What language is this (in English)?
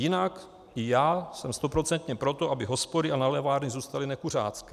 Czech